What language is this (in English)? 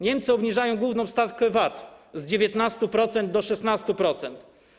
Polish